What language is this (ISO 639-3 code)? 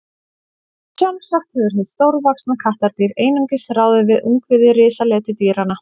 isl